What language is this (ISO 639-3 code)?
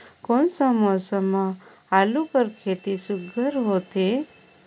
hne